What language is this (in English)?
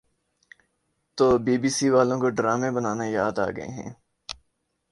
Urdu